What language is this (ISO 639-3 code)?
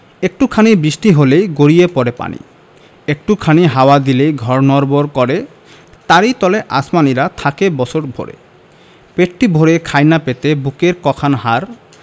ben